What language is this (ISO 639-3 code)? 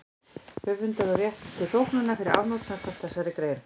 isl